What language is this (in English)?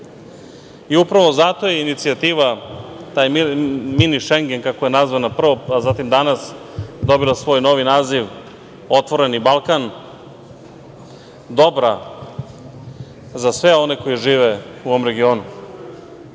Serbian